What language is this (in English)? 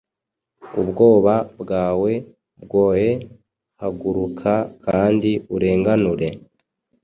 Kinyarwanda